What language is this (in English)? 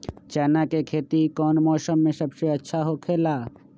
Magahi